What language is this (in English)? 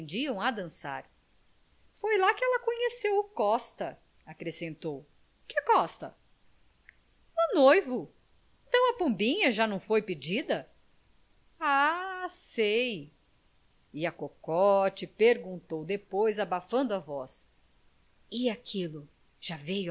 Portuguese